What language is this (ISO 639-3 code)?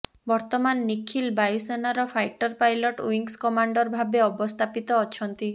ori